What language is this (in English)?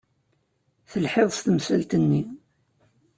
Kabyle